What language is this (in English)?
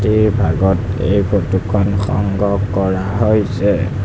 Assamese